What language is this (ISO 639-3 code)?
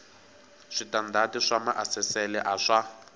tso